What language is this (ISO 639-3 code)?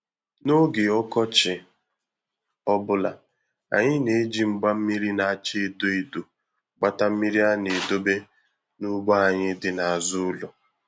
ibo